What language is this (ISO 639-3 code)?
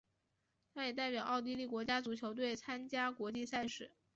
zho